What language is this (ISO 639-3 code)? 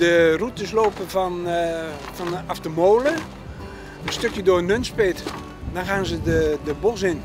nld